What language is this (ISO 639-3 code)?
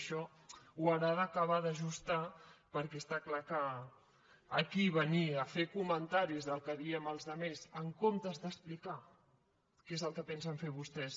cat